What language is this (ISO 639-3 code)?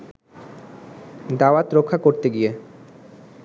ben